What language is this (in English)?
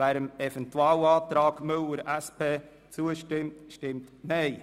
Swiss German